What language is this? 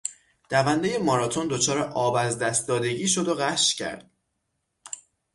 Persian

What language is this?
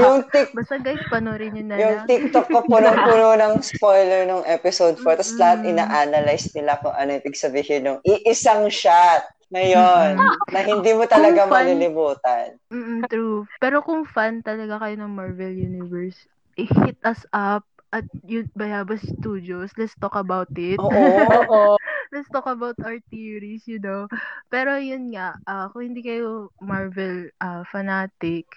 Filipino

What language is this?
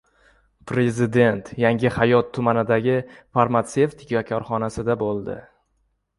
Uzbek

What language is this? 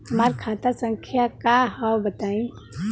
Bhojpuri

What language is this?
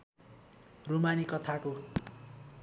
Nepali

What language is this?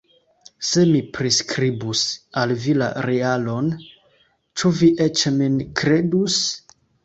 Esperanto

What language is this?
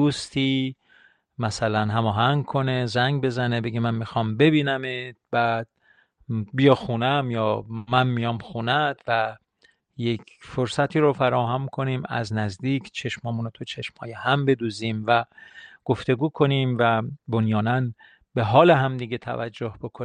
Persian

